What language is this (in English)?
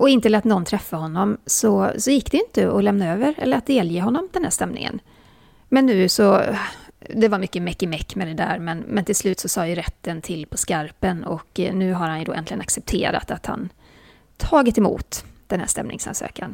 Swedish